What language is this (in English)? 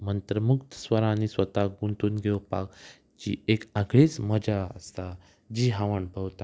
Konkani